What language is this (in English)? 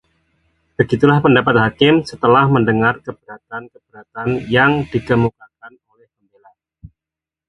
Indonesian